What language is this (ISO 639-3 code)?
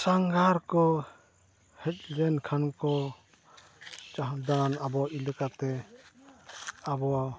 sat